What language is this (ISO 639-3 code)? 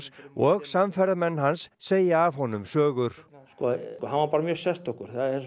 isl